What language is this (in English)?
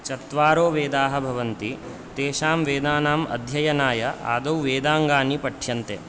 Sanskrit